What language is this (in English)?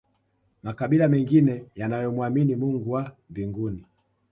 Swahili